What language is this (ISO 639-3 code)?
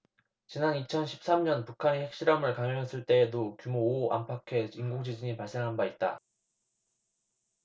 kor